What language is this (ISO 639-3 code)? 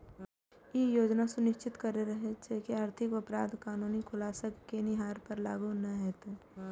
mai